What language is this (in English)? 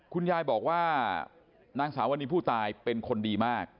Thai